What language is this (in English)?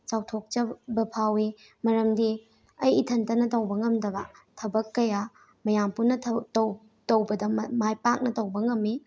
Manipuri